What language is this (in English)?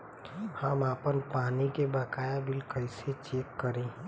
Bhojpuri